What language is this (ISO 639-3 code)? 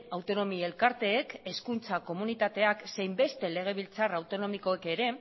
eus